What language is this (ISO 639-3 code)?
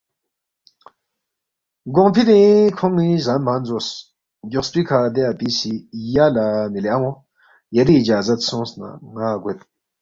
bft